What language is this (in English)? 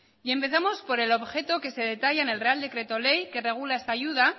Spanish